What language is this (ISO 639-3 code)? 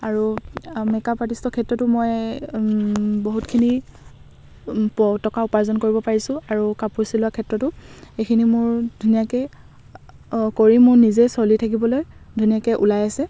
asm